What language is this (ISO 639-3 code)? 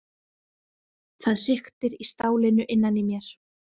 isl